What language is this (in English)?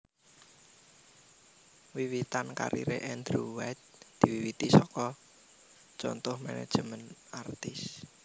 Javanese